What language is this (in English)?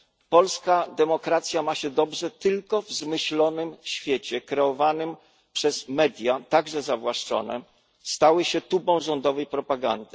Polish